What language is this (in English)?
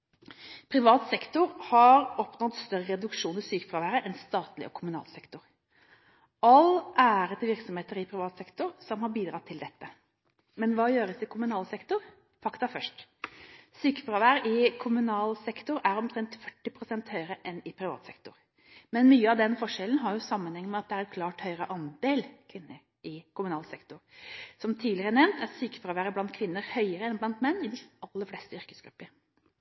Norwegian Bokmål